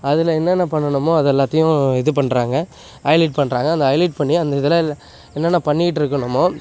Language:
Tamil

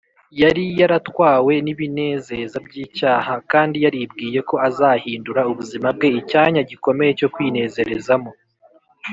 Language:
Kinyarwanda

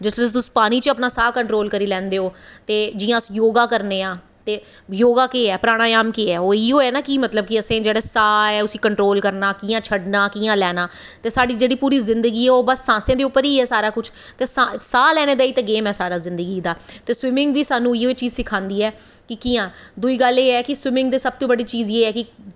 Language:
Dogri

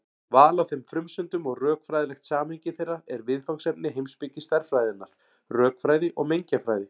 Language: Icelandic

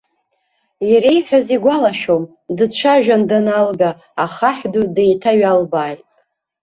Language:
Abkhazian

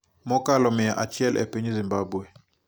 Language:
Luo (Kenya and Tanzania)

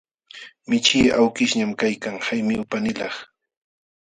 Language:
Jauja Wanca Quechua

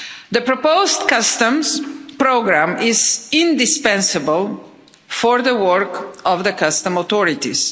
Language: English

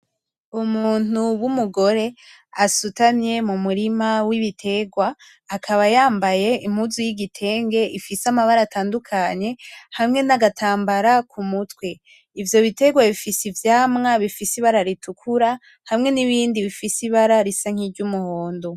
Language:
Rundi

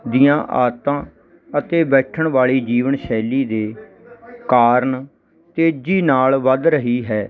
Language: Punjabi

